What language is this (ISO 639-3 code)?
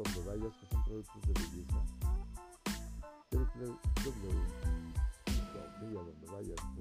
spa